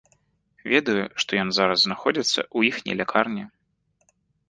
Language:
Belarusian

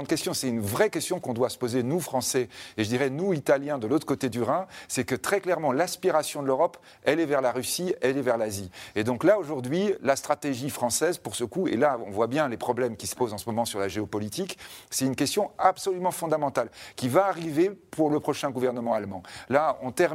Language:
French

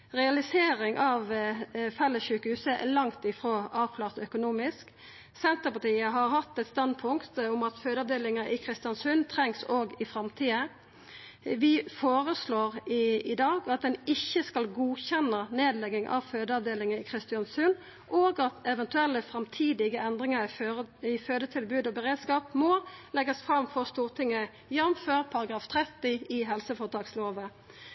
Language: Norwegian Nynorsk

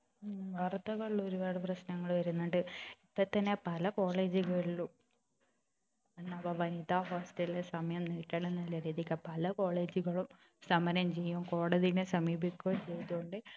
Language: Malayalam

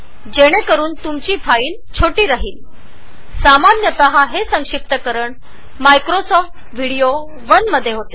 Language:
Marathi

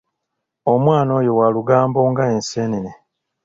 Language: Ganda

